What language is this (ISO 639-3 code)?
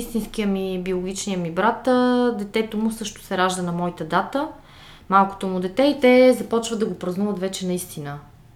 bul